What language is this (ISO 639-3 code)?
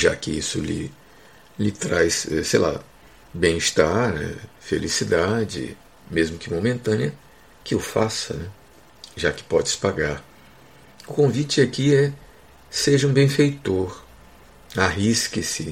por